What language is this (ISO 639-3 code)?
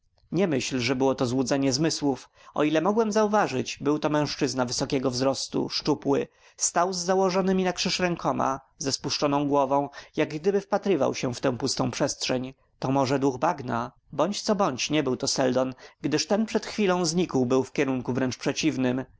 pol